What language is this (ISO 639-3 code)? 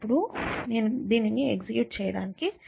tel